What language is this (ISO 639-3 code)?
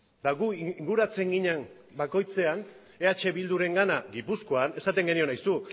eus